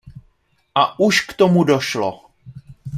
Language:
Czech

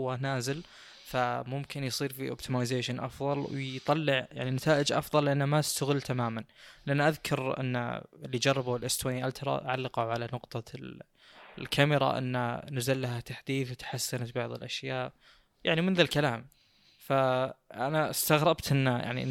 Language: Arabic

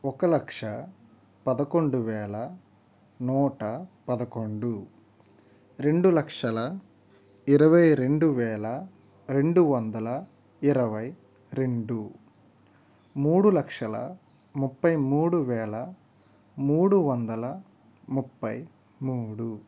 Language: Telugu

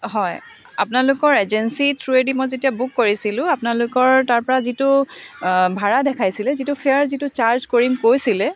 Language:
Assamese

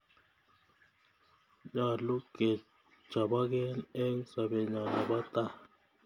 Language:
Kalenjin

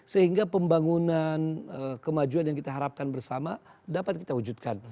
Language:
Indonesian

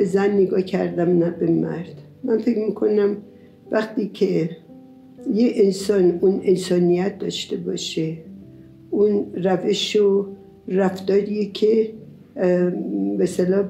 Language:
Persian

